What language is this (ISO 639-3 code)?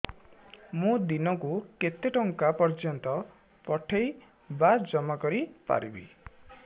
ori